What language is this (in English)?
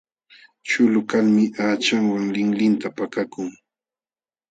Jauja Wanca Quechua